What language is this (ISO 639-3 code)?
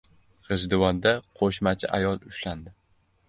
uzb